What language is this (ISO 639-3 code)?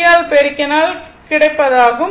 tam